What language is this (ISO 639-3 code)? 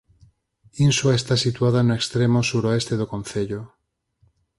glg